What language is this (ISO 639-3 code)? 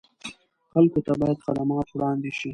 pus